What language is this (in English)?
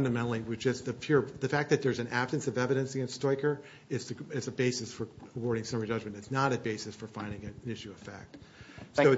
English